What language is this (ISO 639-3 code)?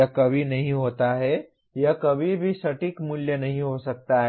hin